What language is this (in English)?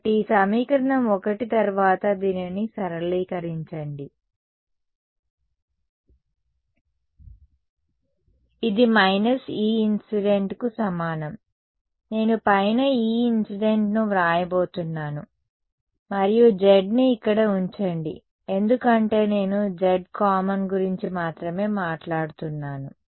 Telugu